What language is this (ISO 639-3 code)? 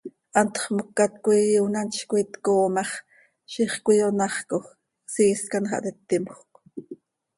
sei